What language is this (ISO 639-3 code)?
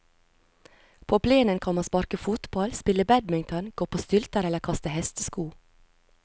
nor